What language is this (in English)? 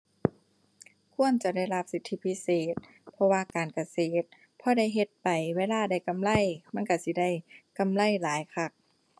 Thai